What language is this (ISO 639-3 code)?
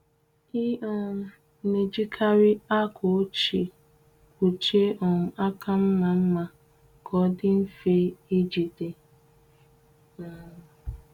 ibo